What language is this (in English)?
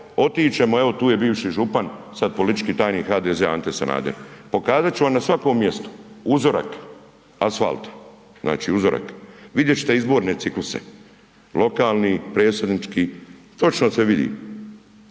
Croatian